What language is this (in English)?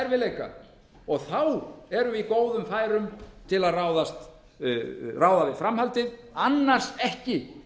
Icelandic